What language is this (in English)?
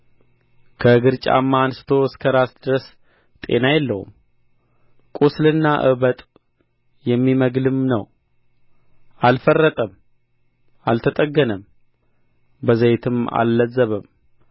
Amharic